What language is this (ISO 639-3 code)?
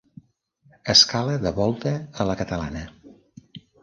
cat